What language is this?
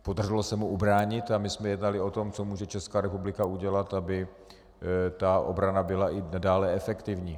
Czech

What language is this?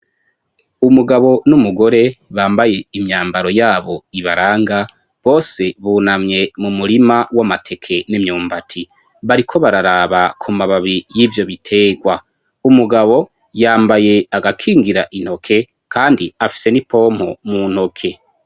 Rundi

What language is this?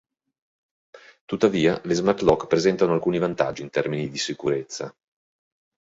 Italian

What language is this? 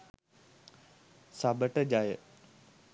Sinhala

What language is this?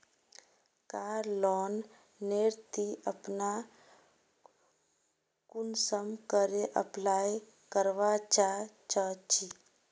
Magahi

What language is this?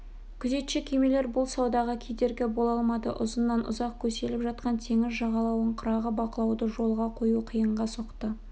Kazakh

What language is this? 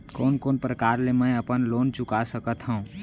Chhattisgarhi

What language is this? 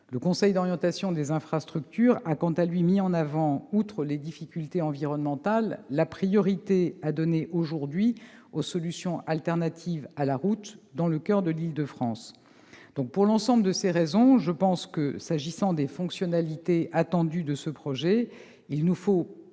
French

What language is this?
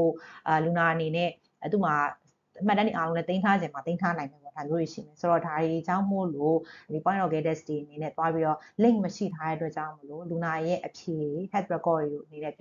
Thai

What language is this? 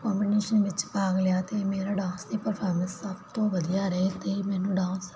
Punjabi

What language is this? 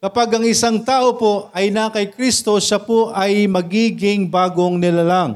Filipino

